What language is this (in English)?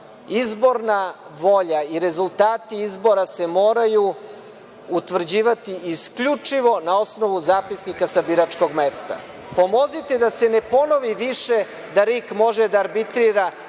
Serbian